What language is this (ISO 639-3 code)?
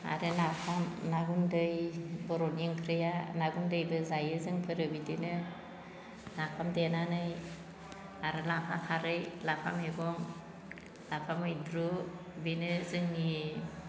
brx